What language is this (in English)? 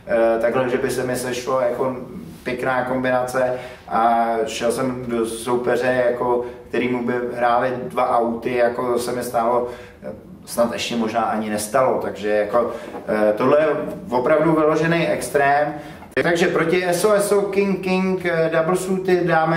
Czech